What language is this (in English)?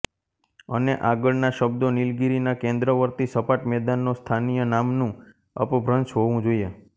Gujarati